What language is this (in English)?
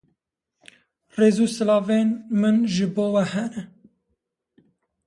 Kurdish